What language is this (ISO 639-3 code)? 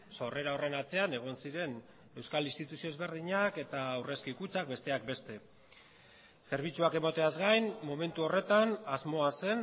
eus